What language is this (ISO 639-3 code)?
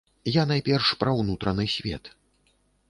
bel